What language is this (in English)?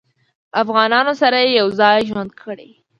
Pashto